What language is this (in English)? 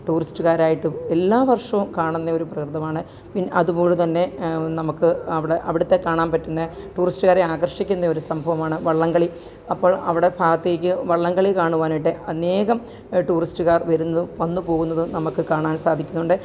Malayalam